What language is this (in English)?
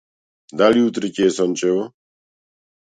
Macedonian